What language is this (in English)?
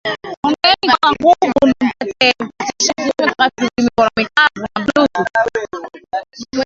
Swahili